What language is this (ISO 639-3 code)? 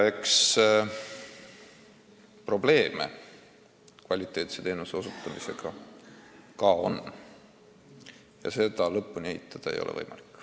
est